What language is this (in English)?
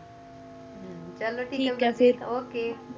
Punjabi